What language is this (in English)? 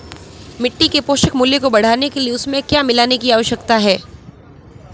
Hindi